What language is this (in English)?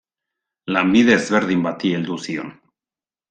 Basque